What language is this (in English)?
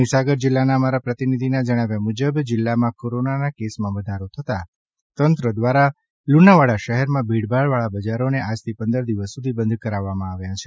Gujarati